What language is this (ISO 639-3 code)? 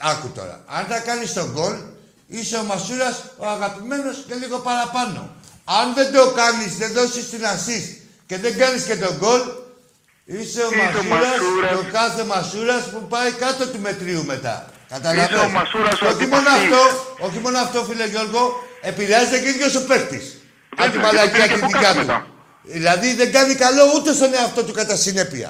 ell